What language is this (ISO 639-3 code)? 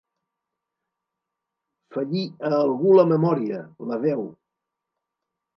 cat